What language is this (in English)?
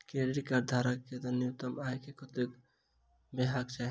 Maithili